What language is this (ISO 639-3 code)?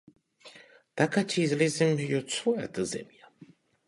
mkd